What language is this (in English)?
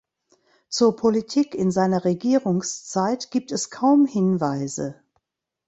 German